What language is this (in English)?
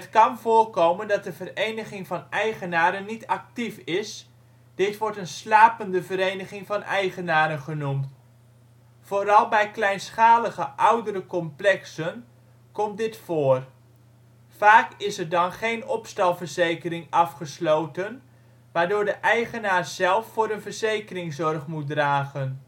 Dutch